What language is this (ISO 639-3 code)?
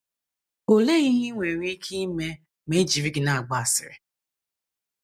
ibo